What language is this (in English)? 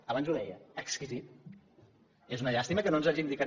Catalan